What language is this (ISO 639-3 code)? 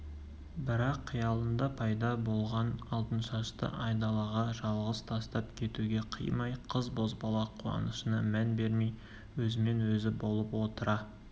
kaz